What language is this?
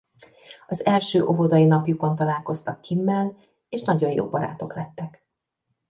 Hungarian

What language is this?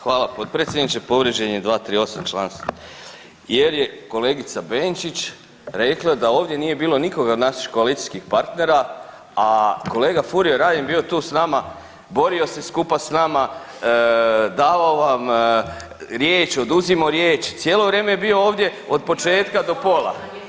Croatian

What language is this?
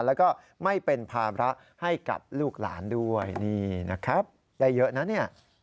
Thai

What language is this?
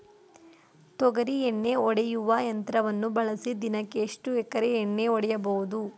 Kannada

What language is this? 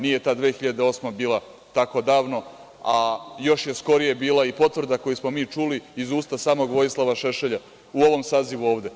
Serbian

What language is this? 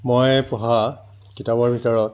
Assamese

